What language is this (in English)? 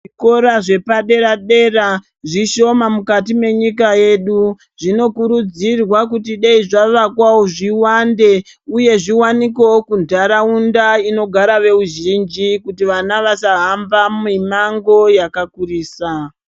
Ndau